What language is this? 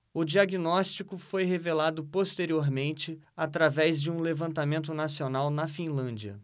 Portuguese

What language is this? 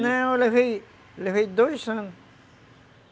Portuguese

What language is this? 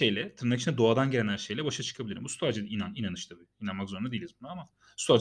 Turkish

